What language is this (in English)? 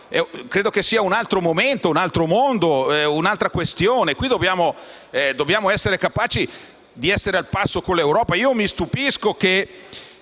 Italian